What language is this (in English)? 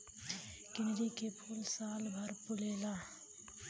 Bhojpuri